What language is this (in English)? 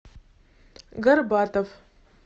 Russian